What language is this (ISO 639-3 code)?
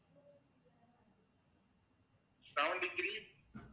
tam